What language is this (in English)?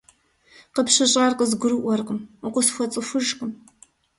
Kabardian